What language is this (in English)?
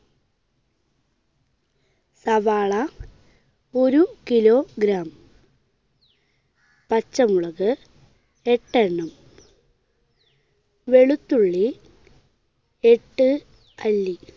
Malayalam